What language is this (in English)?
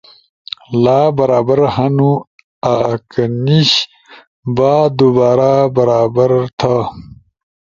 Ushojo